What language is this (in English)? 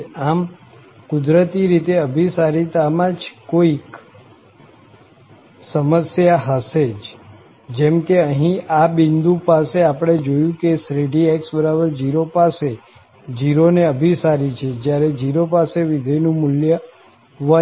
Gujarati